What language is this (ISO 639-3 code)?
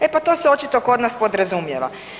hrv